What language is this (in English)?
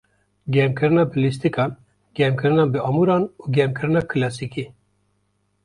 Kurdish